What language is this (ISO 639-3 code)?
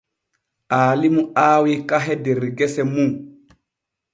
fue